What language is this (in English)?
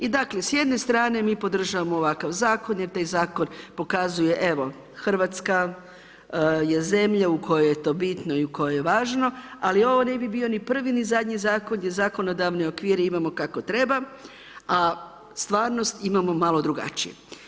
Croatian